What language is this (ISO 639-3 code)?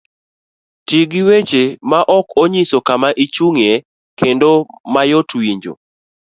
luo